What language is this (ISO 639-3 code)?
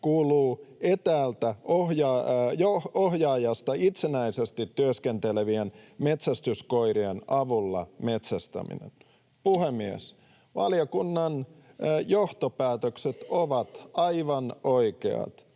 fin